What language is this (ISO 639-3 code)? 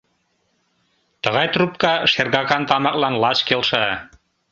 chm